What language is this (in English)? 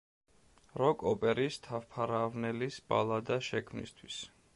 Georgian